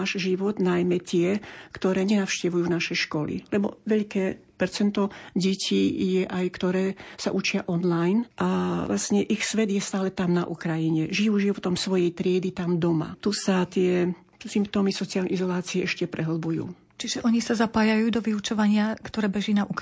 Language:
Slovak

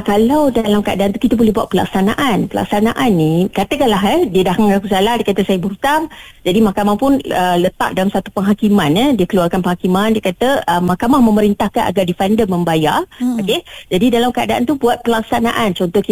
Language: Malay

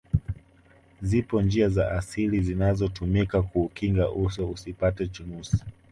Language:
Swahili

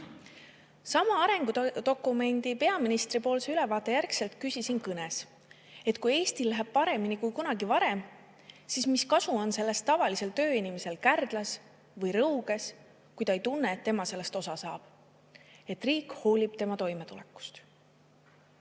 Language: Estonian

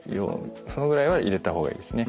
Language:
Japanese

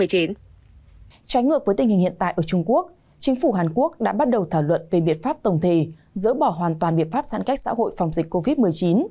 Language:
Vietnamese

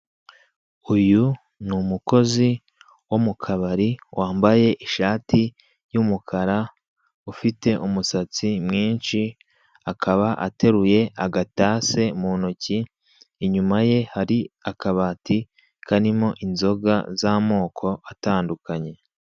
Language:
Kinyarwanda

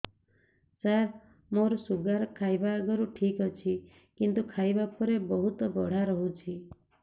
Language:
Odia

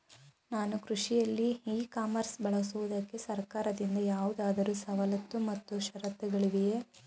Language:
Kannada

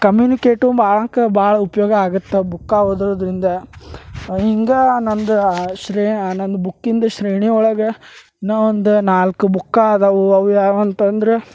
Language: Kannada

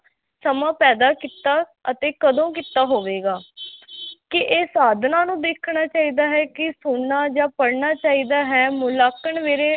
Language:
Punjabi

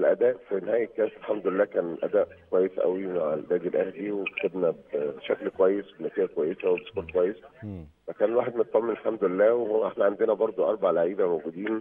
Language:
Arabic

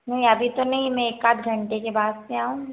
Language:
Hindi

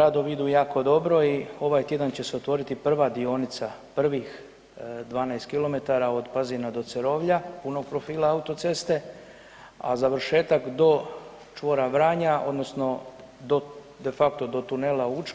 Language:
Croatian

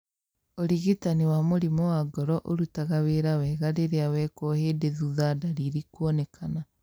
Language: Kikuyu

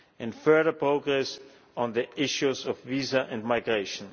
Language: English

